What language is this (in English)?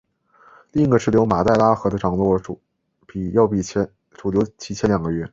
Chinese